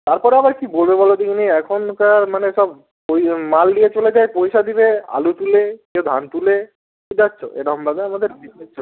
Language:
Bangla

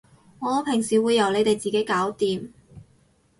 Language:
Cantonese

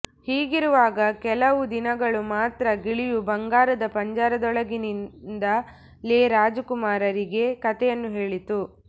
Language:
Kannada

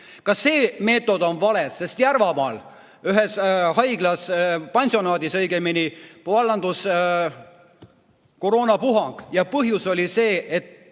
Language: Estonian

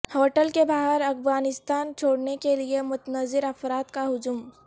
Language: Urdu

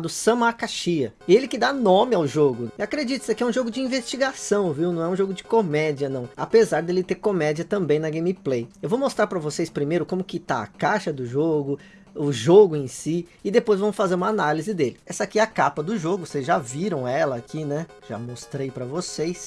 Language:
Portuguese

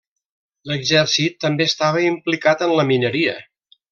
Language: Catalan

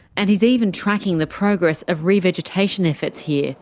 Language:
English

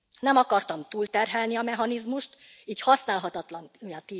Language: Hungarian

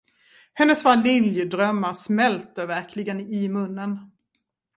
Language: Swedish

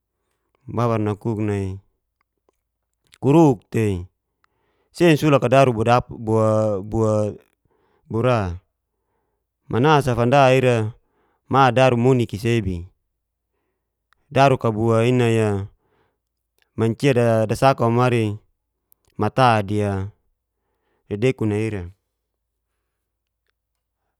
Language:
Geser-Gorom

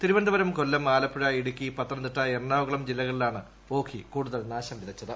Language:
Malayalam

